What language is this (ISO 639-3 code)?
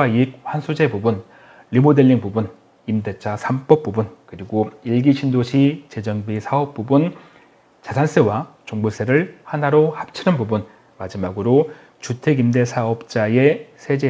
kor